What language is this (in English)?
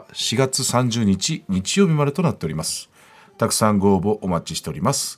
Japanese